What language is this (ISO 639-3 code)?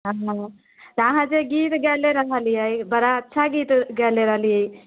mai